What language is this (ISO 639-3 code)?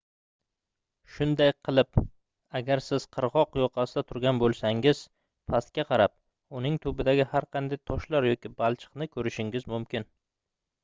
uzb